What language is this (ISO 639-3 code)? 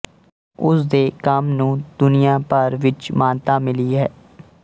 pan